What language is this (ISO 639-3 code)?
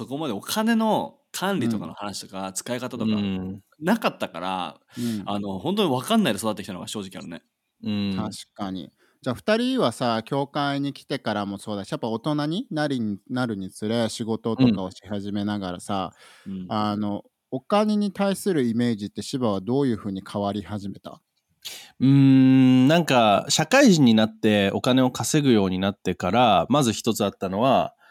jpn